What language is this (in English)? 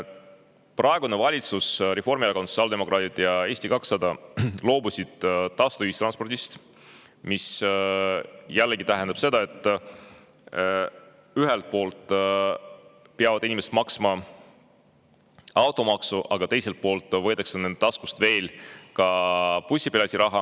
Estonian